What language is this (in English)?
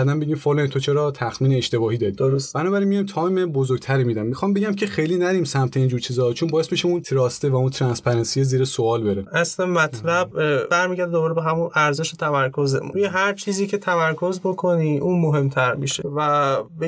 Persian